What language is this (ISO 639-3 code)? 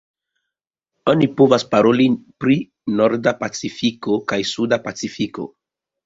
epo